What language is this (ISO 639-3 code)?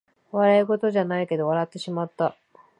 jpn